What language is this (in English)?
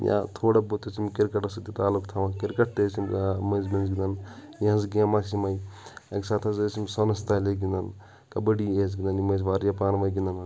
Kashmiri